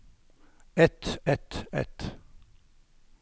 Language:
Norwegian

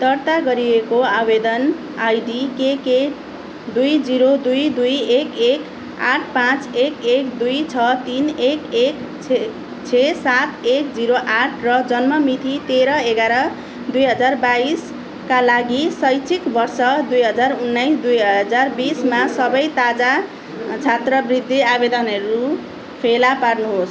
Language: Nepali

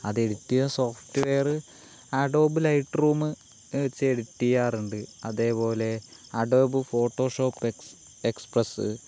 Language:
Malayalam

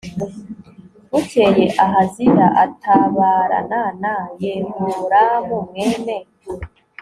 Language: Kinyarwanda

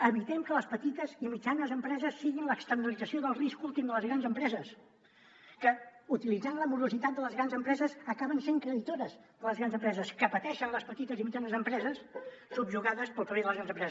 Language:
Catalan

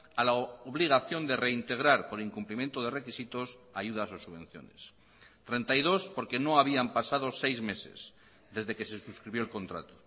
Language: Spanish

